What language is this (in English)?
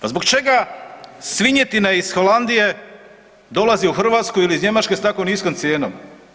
Croatian